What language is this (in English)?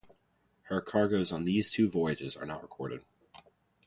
English